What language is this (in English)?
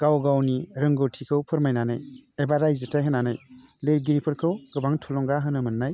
Bodo